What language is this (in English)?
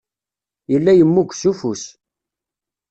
Kabyle